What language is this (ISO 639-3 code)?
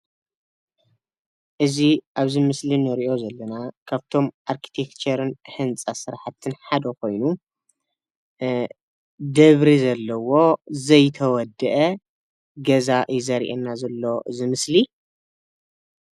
tir